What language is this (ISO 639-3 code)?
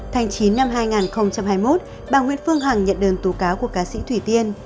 vie